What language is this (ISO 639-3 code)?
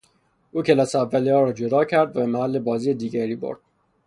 fas